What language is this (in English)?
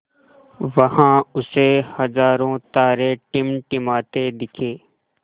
Hindi